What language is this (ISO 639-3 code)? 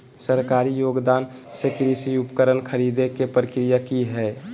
mag